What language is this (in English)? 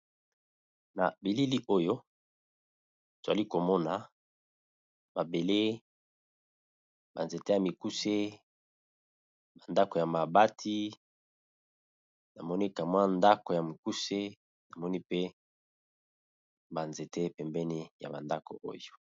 Lingala